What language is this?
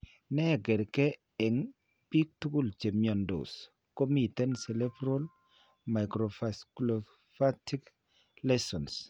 Kalenjin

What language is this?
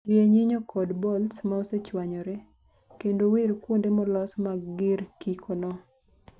Luo (Kenya and Tanzania)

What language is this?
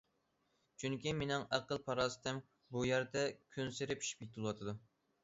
Uyghur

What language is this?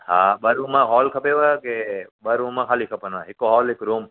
Sindhi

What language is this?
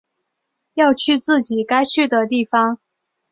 Chinese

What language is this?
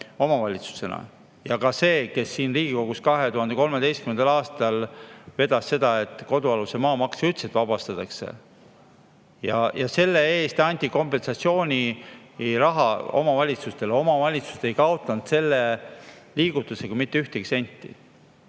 Estonian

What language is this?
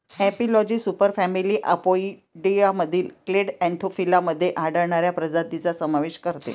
Marathi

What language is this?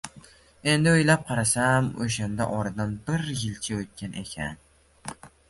Uzbek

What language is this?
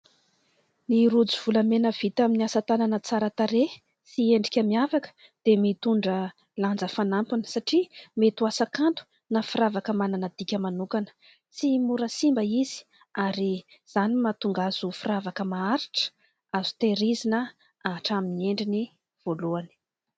Malagasy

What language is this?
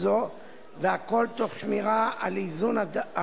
Hebrew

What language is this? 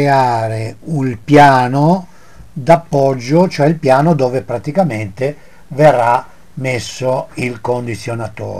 Italian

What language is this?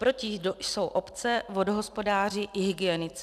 Czech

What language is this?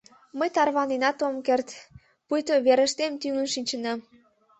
Mari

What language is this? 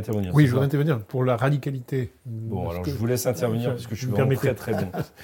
French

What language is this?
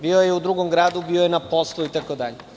Serbian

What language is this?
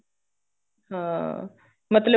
Punjabi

